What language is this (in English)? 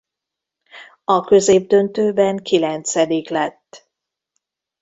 Hungarian